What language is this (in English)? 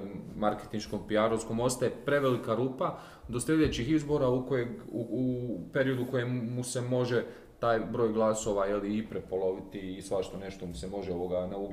Croatian